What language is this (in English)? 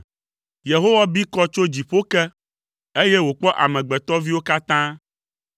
Ewe